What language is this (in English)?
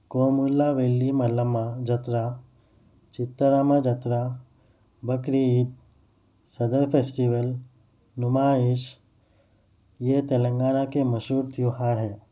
Urdu